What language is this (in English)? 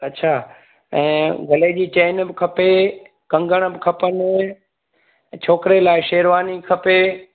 Sindhi